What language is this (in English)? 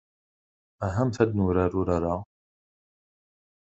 Kabyle